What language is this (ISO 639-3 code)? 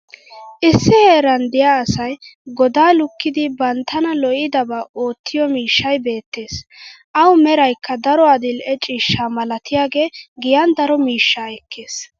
wal